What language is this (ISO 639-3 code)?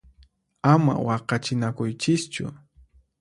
qxp